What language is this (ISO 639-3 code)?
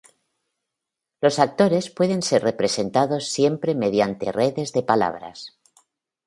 spa